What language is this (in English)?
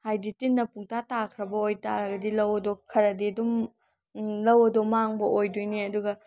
Manipuri